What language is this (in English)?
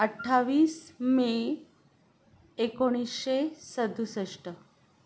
Marathi